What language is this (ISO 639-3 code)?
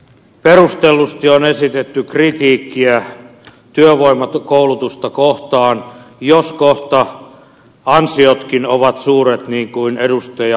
fin